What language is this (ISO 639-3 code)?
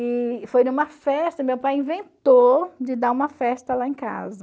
por